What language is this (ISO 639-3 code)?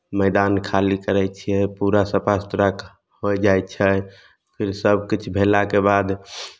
mai